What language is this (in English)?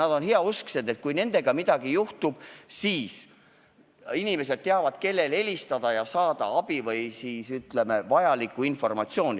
Estonian